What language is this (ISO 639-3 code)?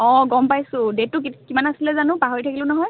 asm